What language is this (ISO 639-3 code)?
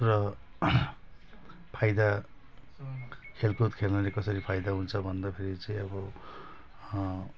nep